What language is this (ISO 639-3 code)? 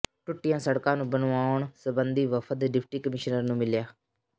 pan